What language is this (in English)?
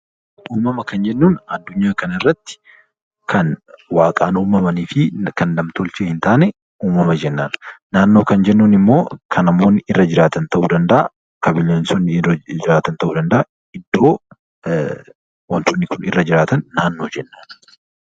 Oromo